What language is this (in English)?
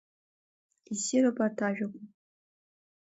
Abkhazian